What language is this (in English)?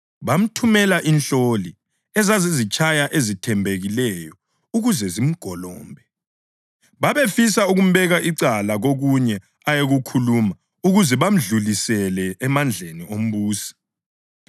North Ndebele